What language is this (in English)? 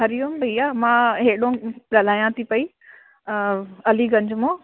Sindhi